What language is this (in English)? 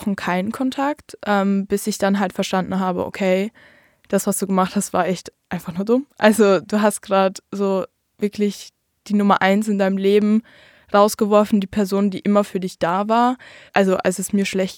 German